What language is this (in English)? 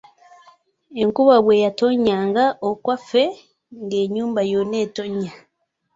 Ganda